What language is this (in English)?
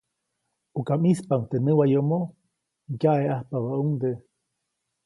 Copainalá Zoque